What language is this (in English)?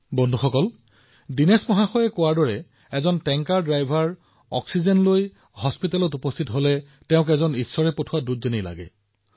Assamese